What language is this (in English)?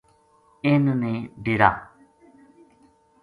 Gujari